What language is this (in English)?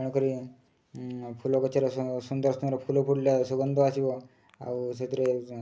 Odia